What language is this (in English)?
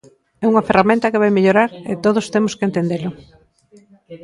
Galician